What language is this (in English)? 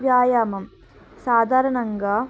Telugu